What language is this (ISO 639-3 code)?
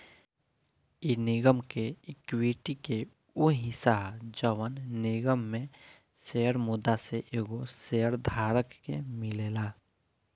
bho